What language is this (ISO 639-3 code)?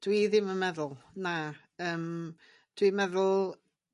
cym